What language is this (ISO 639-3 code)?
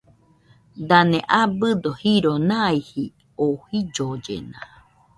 hux